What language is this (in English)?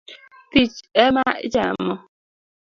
Luo (Kenya and Tanzania)